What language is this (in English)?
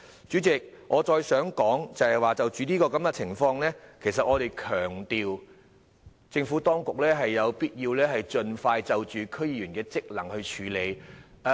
Cantonese